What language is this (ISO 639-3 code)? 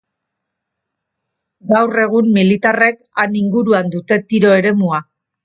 eus